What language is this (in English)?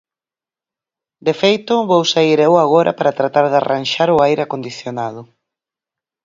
Galician